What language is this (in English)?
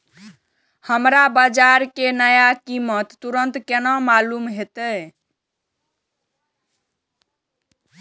Maithili